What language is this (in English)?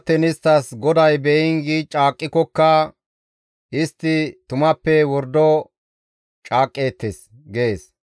Gamo